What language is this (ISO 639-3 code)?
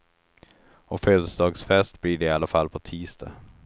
swe